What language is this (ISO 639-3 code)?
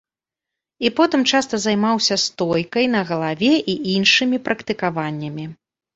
bel